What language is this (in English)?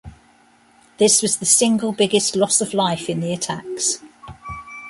English